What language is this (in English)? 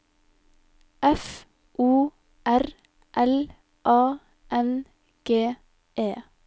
Norwegian